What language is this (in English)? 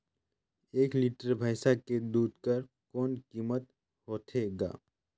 Chhattisgarhi